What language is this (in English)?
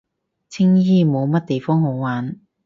Cantonese